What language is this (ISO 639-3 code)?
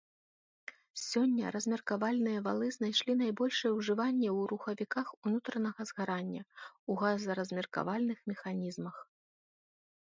bel